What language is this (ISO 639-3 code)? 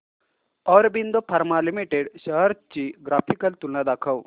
mar